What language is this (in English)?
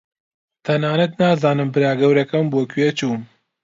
Central Kurdish